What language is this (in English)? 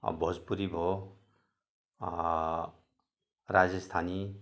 Nepali